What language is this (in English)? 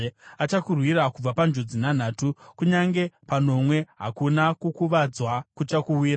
Shona